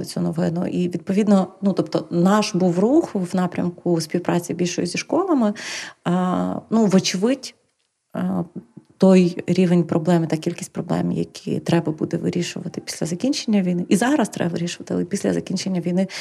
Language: Ukrainian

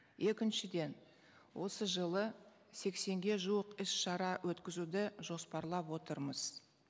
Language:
Kazakh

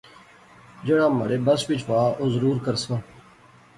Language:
Pahari-Potwari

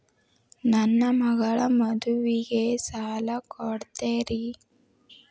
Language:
Kannada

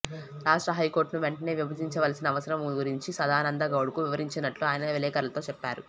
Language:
Telugu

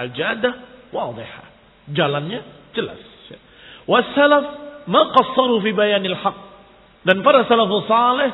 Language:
Indonesian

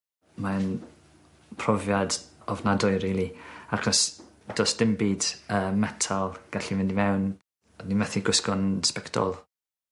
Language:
Welsh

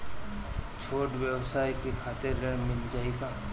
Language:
Bhojpuri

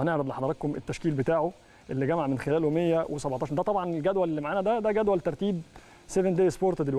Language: Arabic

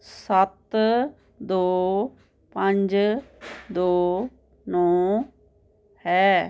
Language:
Punjabi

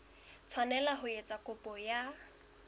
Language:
Southern Sotho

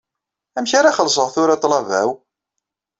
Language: Kabyle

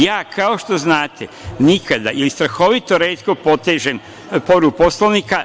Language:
Serbian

